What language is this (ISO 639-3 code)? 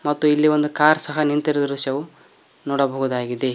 kan